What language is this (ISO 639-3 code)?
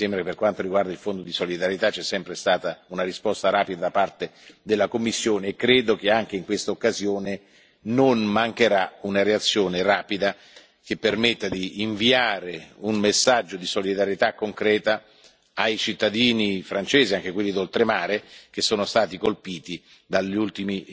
ita